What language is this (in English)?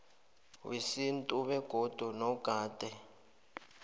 South Ndebele